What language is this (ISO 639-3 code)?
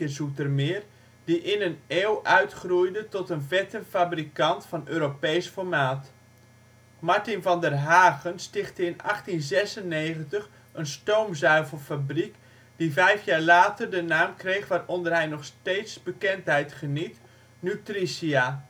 nld